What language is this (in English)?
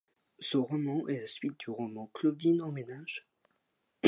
French